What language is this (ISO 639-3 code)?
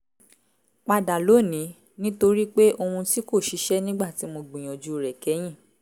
yor